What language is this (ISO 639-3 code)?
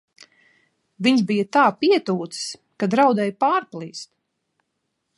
lav